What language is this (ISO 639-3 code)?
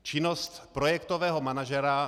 ces